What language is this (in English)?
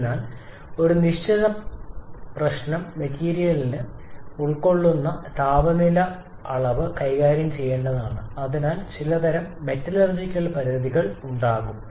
Malayalam